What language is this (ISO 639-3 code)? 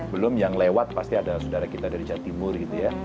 ind